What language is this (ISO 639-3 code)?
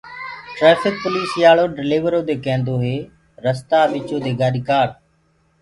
ggg